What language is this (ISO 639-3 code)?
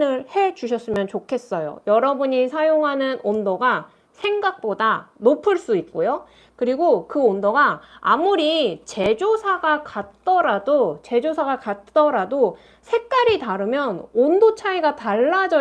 kor